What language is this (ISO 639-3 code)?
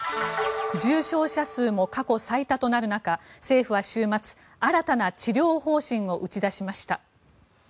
jpn